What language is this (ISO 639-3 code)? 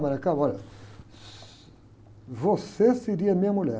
por